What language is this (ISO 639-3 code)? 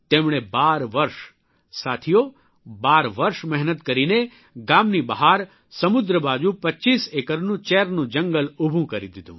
guj